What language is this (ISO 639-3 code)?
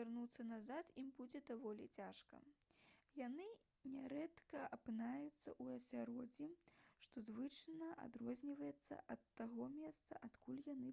bel